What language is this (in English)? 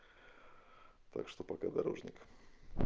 Russian